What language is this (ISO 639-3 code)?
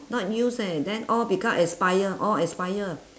eng